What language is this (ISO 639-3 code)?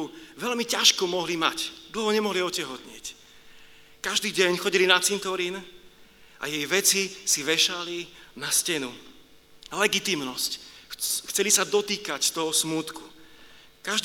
slk